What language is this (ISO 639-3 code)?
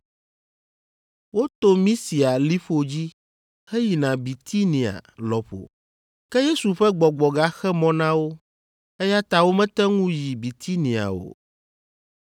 ewe